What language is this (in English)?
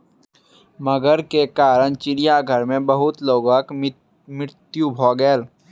Maithili